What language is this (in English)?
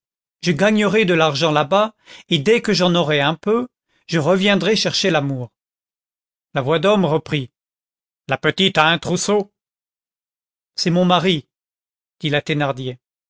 French